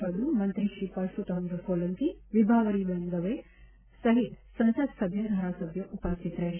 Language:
Gujarati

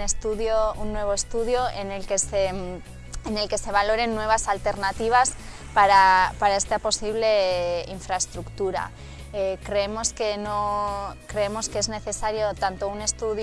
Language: Spanish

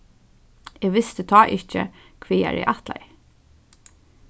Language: Faroese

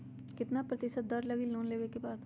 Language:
Magahi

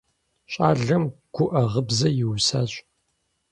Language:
Kabardian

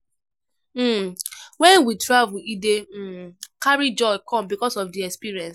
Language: Nigerian Pidgin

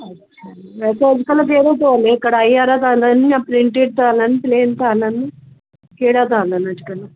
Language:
Sindhi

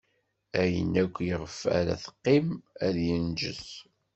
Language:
Kabyle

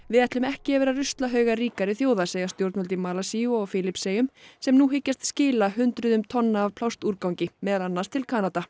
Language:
Icelandic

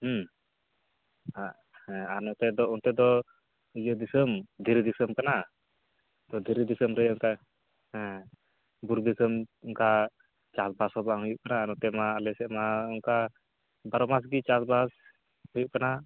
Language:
Santali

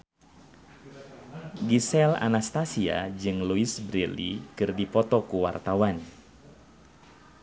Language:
Sundanese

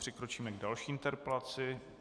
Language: Czech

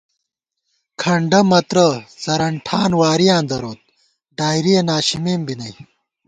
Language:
Gawar-Bati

